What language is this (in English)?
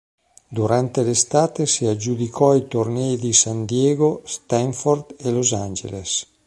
Italian